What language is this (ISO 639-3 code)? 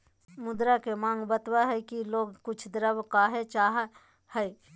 mag